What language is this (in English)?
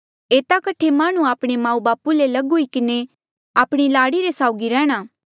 Mandeali